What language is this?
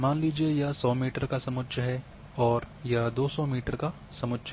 Hindi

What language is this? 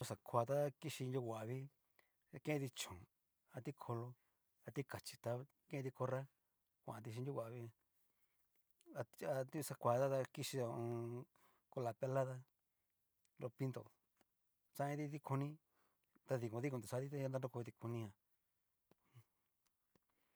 Cacaloxtepec Mixtec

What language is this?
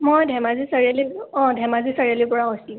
Assamese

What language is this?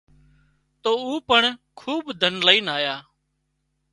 Wadiyara Koli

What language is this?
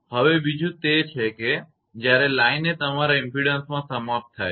Gujarati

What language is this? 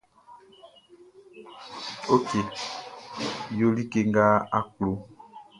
Baoulé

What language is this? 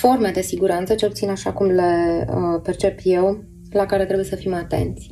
Romanian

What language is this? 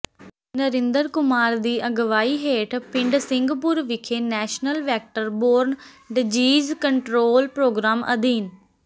Punjabi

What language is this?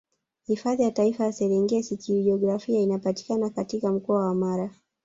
Swahili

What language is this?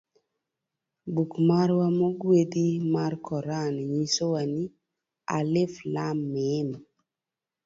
Luo (Kenya and Tanzania)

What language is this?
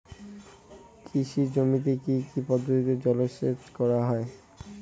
Bangla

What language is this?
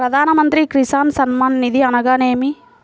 Telugu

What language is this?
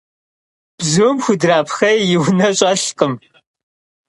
Kabardian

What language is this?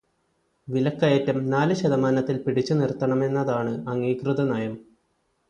Malayalam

